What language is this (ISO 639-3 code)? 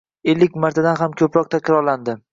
uzb